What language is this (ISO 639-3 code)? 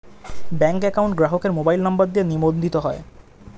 ben